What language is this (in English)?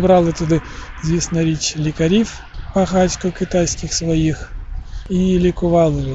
Ukrainian